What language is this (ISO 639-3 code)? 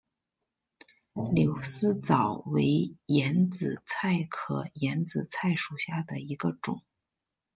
zho